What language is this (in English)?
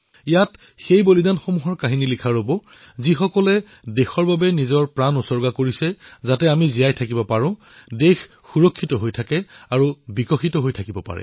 Assamese